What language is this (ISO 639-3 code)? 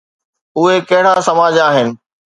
snd